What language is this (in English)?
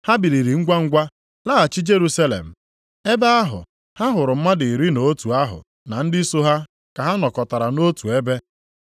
Igbo